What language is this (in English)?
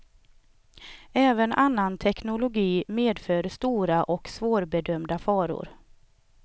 Swedish